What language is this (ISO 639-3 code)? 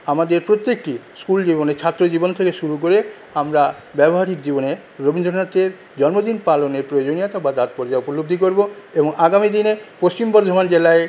ben